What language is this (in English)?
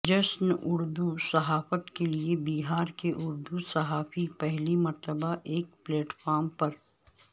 Urdu